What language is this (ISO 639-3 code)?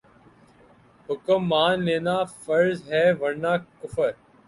urd